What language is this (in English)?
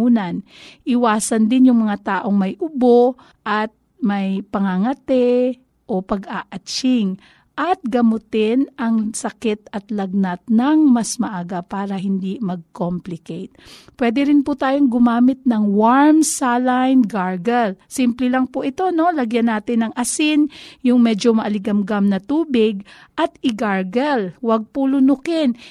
Filipino